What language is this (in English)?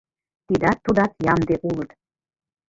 Mari